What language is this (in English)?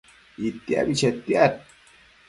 Matsés